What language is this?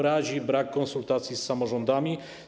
Polish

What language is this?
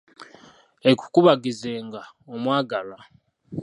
Ganda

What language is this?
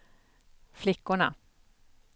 Swedish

